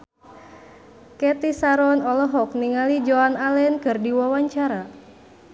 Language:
Sundanese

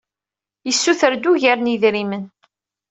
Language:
Kabyle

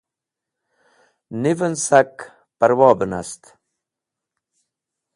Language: Wakhi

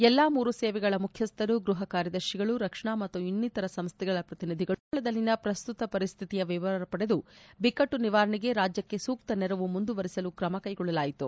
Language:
Kannada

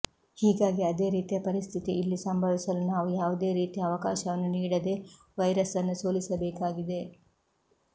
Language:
Kannada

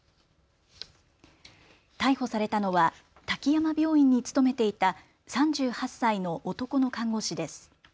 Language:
Japanese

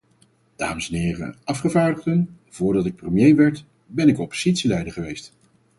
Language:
Dutch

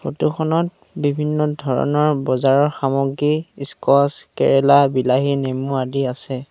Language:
Assamese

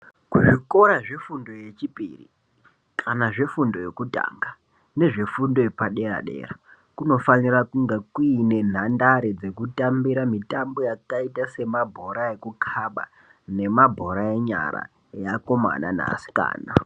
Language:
Ndau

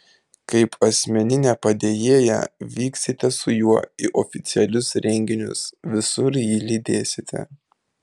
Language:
Lithuanian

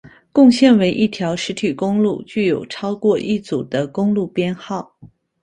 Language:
Chinese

